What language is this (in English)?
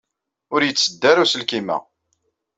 Kabyle